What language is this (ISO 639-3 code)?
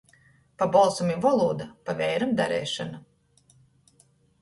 ltg